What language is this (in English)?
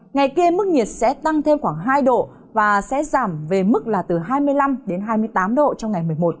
Vietnamese